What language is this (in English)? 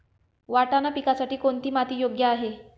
Marathi